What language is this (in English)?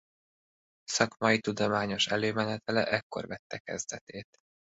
Hungarian